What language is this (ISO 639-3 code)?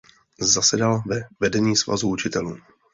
ces